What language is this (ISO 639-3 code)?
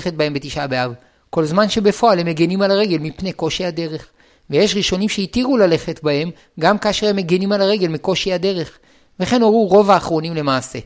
heb